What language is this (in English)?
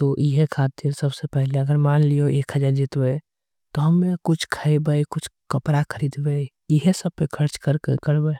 Angika